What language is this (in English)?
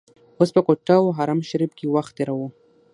Pashto